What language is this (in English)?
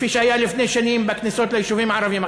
Hebrew